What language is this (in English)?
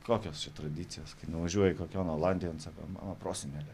Lithuanian